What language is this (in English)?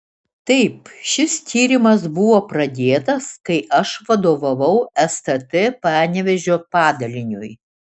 Lithuanian